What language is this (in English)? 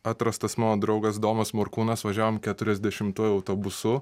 Lithuanian